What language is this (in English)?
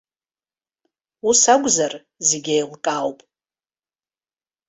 Abkhazian